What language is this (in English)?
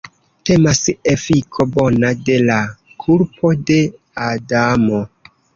Esperanto